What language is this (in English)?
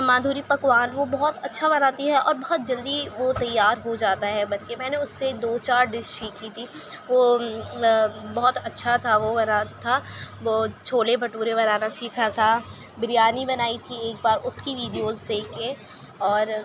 Urdu